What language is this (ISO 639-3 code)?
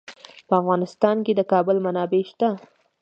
pus